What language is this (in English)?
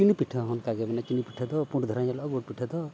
Santali